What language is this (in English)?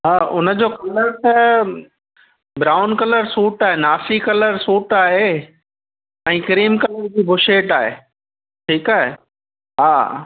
Sindhi